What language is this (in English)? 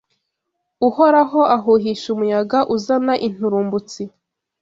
Kinyarwanda